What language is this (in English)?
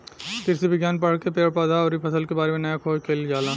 Bhojpuri